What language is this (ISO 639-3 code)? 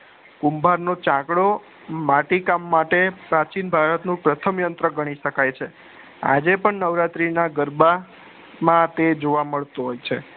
guj